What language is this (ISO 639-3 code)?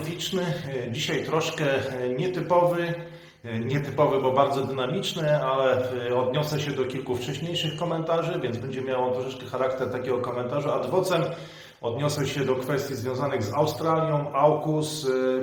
pol